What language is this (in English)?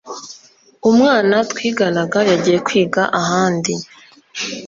Kinyarwanda